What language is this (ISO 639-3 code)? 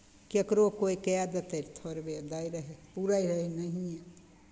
mai